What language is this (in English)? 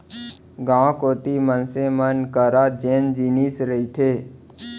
Chhattisgarhi